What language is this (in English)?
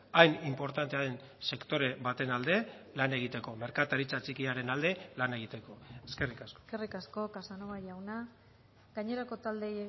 Basque